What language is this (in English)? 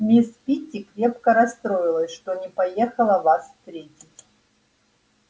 Russian